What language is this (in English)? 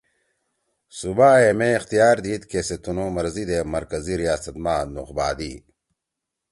Torwali